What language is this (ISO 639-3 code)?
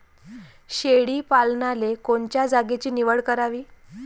mar